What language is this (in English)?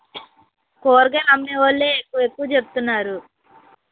Telugu